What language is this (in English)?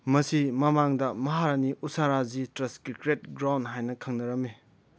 Manipuri